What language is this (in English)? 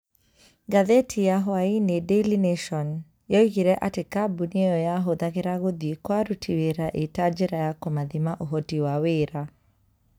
Kikuyu